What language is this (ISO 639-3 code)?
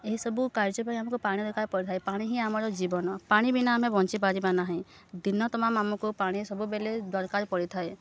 ori